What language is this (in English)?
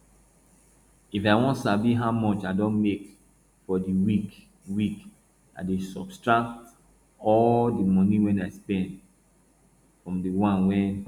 Nigerian Pidgin